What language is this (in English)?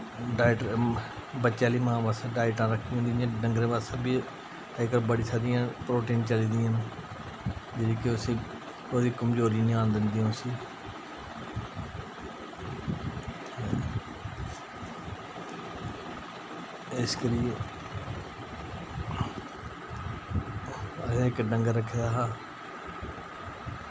Dogri